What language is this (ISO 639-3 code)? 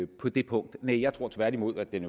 dan